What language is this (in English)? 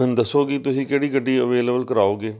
Punjabi